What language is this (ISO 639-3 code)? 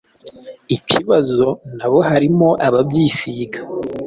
kin